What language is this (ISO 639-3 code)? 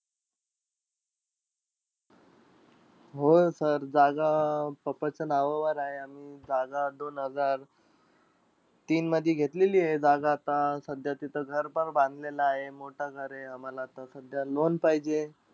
mar